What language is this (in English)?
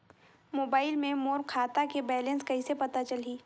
Chhattisgarhi